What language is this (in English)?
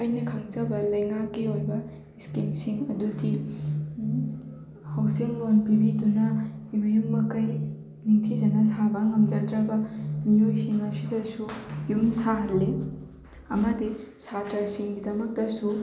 Manipuri